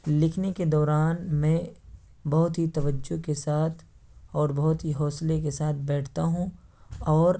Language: Urdu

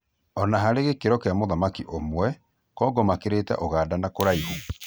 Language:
Kikuyu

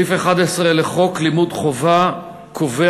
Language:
Hebrew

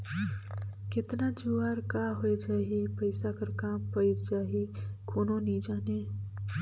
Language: Chhattisgarhi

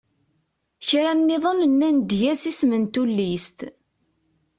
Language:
Kabyle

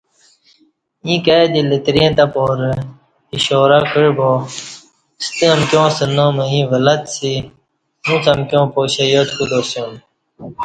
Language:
Kati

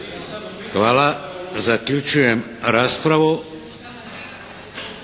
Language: Croatian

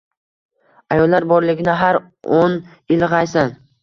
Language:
Uzbek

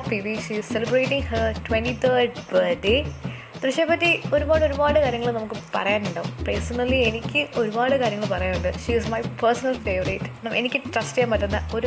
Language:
Malayalam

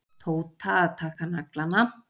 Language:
Icelandic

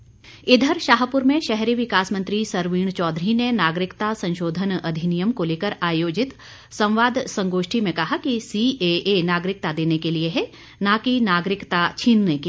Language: Hindi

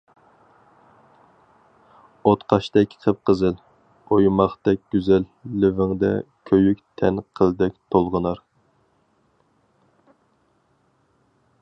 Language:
Uyghur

